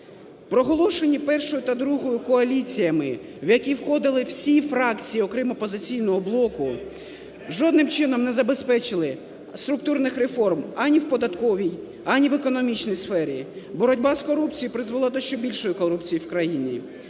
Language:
Ukrainian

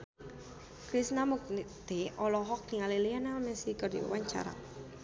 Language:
Sundanese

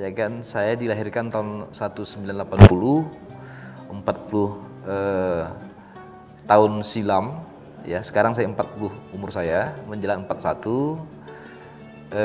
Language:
Indonesian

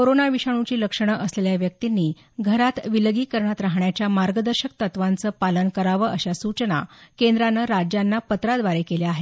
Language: Marathi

